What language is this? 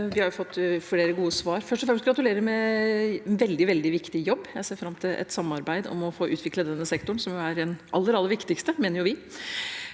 Norwegian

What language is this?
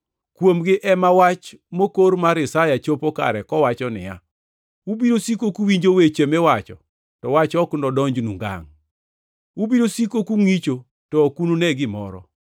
Luo (Kenya and Tanzania)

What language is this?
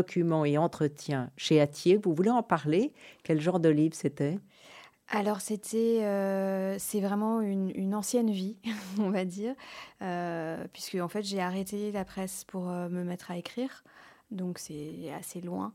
French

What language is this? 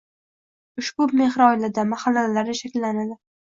Uzbek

